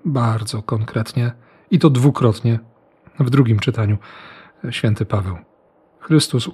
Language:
Polish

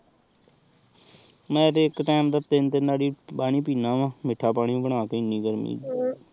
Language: Punjabi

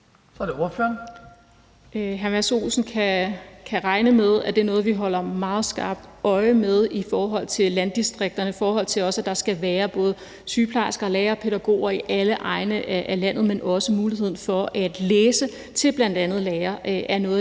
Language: Danish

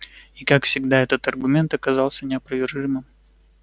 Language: Russian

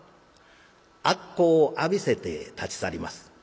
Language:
Japanese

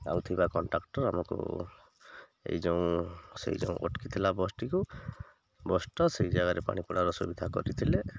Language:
Odia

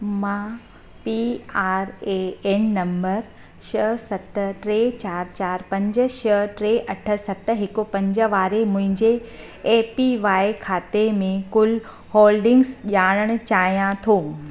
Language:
Sindhi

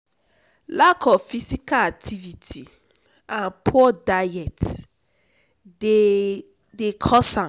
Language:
Nigerian Pidgin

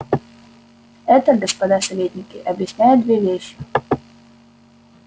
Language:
Russian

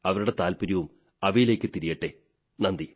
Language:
Malayalam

